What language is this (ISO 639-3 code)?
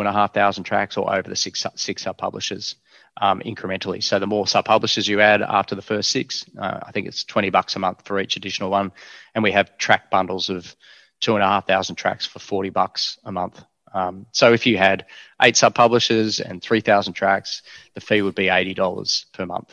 eng